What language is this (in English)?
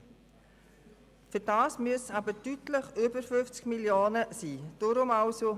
Swiss German